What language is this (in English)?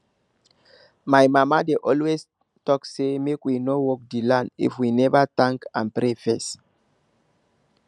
Nigerian Pidgin